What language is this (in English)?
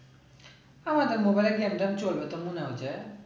Bangla